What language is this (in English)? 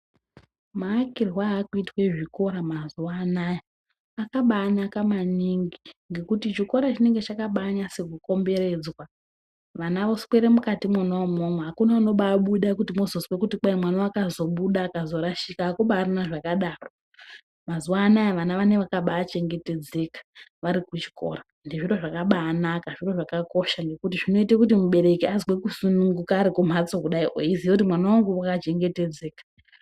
Ndau